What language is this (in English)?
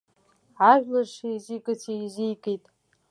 Abkhazian